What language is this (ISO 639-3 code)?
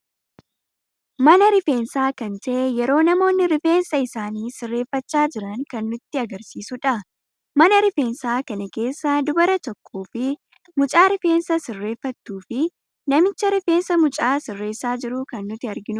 orm